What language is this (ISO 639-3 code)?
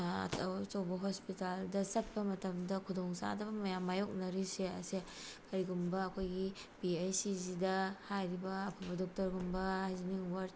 mni